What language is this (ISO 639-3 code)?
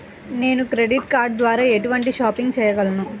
tel